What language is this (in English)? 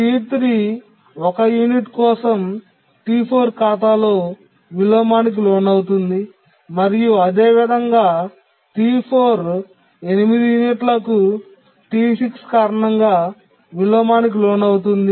Telugu